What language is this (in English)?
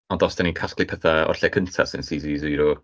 Welsh